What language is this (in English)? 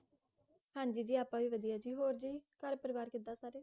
Punjabi